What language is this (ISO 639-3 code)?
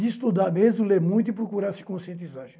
por